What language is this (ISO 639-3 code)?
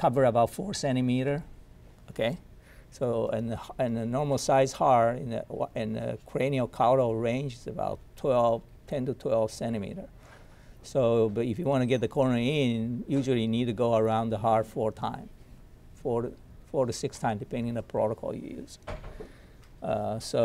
eng